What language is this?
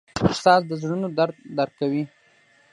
Pashto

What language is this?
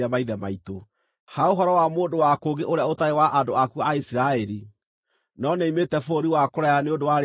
Kikuyu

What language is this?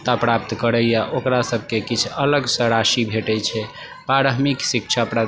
Maithili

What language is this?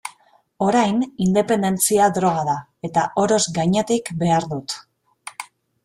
Basque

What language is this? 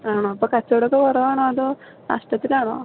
Malayalam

